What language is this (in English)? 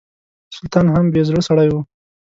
Pashto